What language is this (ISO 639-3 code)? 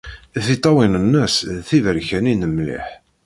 kab